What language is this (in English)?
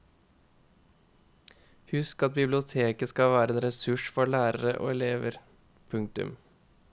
Norwegian